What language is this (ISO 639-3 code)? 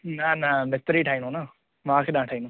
snd